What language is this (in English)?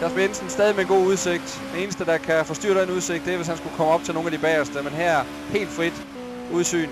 Danish